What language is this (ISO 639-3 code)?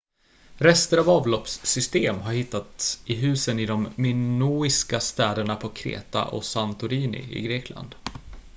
swe